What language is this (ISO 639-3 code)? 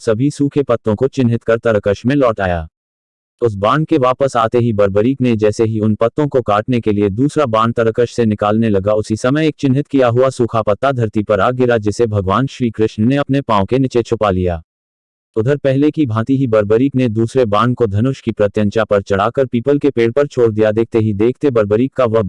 hin